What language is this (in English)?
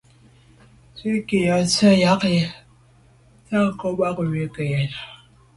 Medumba